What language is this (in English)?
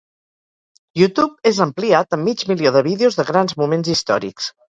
Catalan